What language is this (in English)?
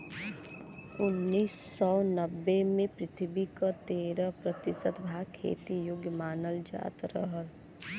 Bhojpuri